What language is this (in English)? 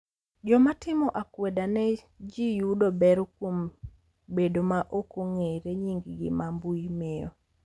Luo (Kenya and Tanzania)